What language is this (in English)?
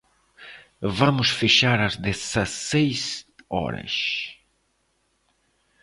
Portuguese